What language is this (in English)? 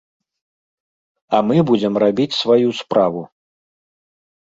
Belarusian